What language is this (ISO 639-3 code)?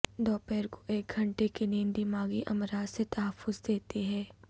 urd